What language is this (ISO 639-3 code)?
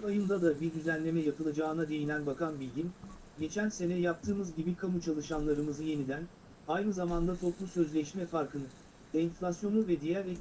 tur